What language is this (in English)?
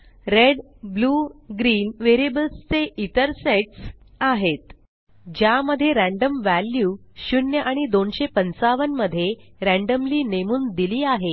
Marathi